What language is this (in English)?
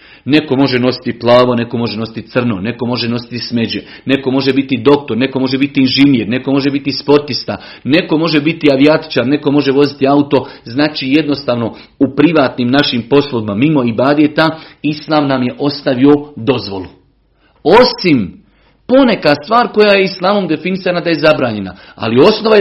Croatian